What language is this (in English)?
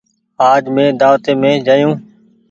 Goaria